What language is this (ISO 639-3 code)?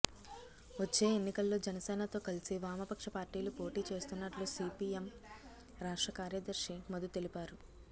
tel